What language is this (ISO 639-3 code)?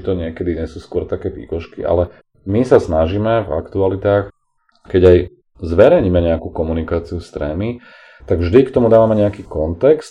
slk